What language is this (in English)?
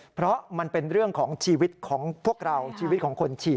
Thai